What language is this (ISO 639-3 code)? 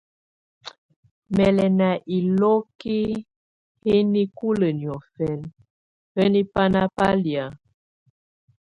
tvu